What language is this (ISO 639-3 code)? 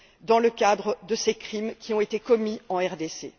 fra